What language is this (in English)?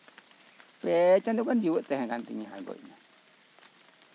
Santali